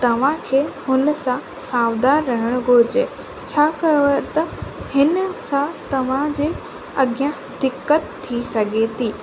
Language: Sindhi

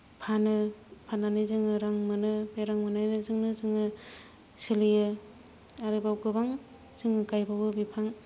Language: Bodo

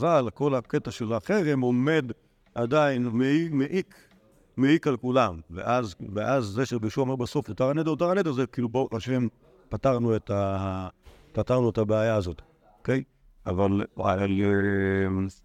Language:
Hebrew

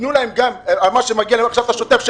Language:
Hebrew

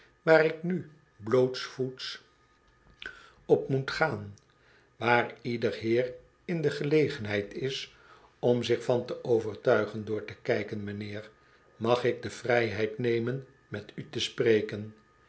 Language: Dutch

